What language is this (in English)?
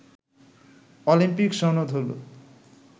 Bangla